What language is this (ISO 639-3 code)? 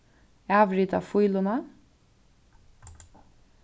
fao